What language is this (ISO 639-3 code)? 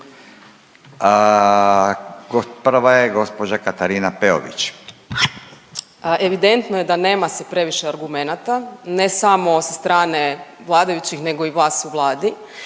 hrv